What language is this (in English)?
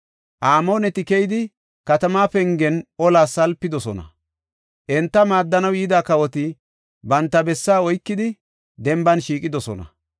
Gofa